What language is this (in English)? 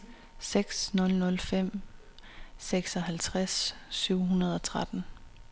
Danish